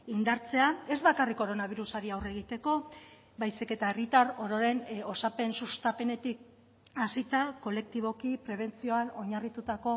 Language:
Basque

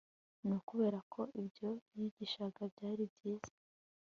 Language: Kinyarwanda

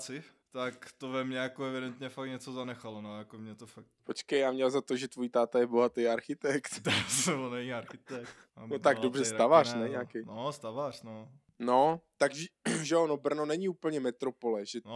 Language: Czech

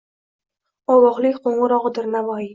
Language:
Uzbek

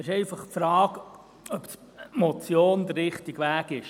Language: Swiss German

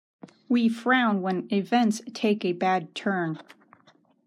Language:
English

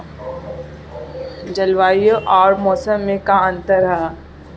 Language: Bhojpuri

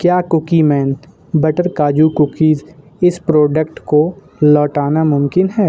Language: Urdu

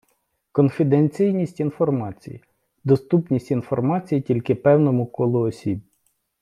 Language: Ukrainian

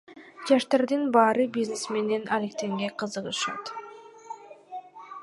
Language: Kyrgyz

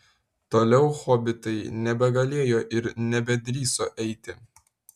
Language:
Lithuanian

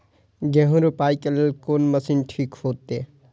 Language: Maithili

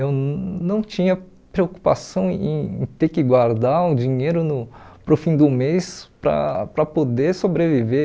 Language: Portuguese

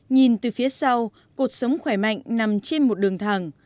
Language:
Vietnamese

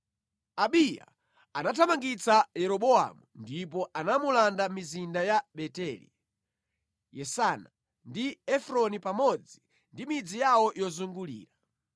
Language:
Nyanja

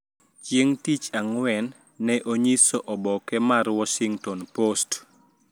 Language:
Luo (Kenya and Tanzania)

